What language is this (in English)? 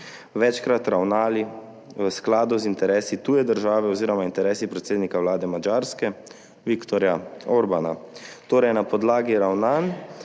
Slovenian